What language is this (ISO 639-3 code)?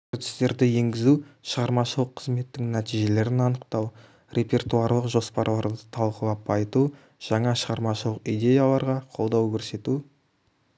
kaz